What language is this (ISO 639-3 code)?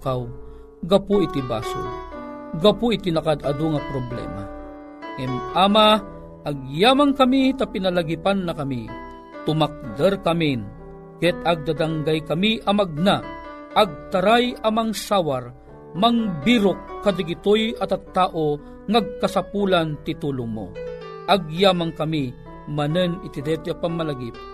fil